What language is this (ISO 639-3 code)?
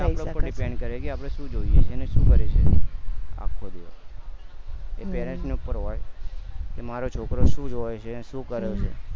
guj